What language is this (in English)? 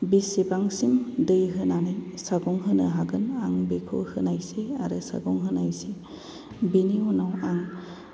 Bodo